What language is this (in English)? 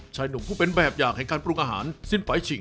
Thai